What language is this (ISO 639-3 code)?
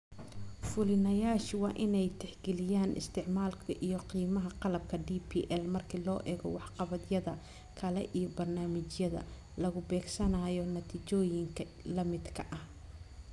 som